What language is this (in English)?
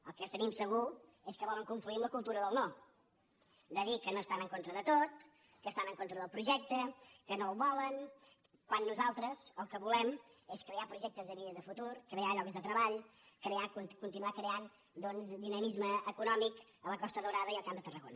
Catalan